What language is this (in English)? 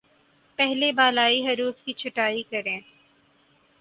Urdu